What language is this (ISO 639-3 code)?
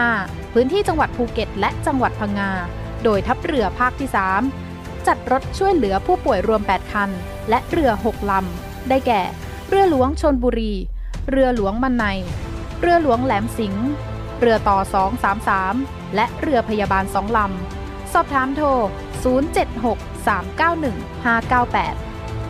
tha